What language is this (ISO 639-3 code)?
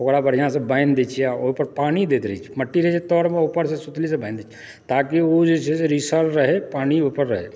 mai